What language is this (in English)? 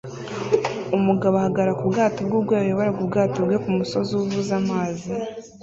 Kinyarwanda